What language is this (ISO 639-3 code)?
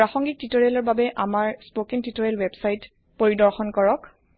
asm